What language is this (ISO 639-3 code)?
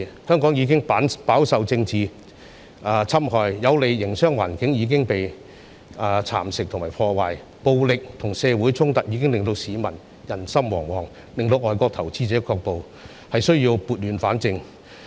yue